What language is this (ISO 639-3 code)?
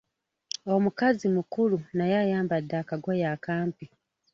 lug